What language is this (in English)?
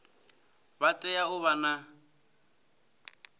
Venda